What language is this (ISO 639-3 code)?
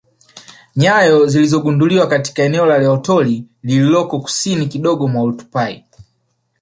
swa